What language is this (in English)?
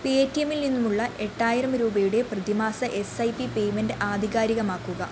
Malayalam